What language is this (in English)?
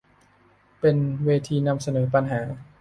Thai